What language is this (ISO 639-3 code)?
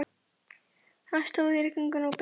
isl